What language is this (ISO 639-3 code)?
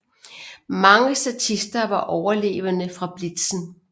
dan